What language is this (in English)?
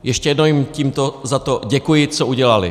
Czech